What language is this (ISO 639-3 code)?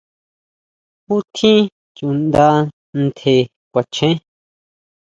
mau